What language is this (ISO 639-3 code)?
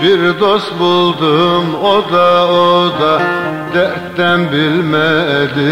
tur